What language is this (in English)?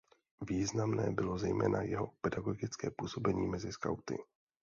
Czech